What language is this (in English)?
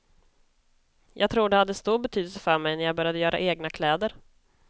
Swedish